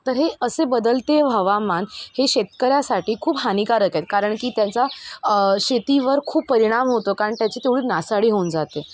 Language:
Marathi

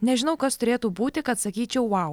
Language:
Lithuanian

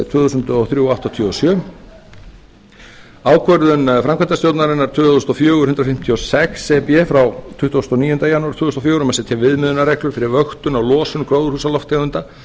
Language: Icelandic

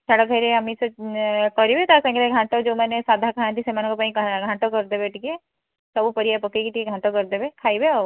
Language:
Odia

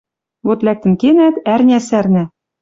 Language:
Western Mari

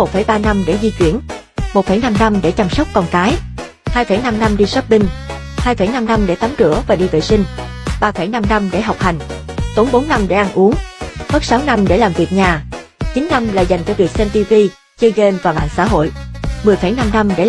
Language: Vietnamese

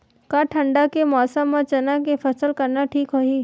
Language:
Chhattisgarhi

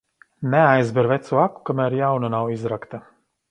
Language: Latvian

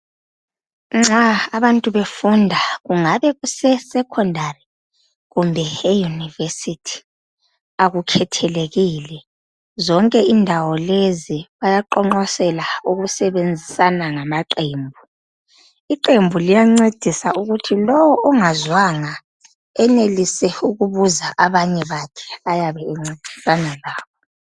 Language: North Ndebele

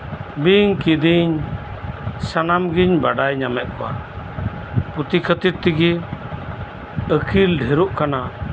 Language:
Santali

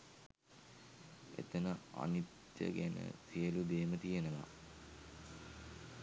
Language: Sinhala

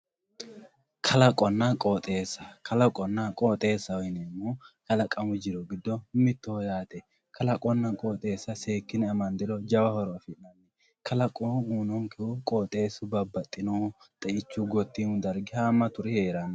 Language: Sidamo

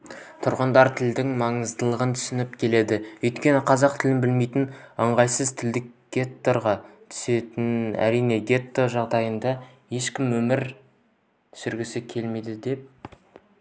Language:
Kazakh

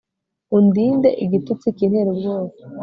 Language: Kinyarwanda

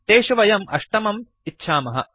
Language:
Sanskrit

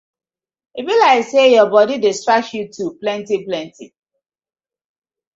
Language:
Nigerian Pidgin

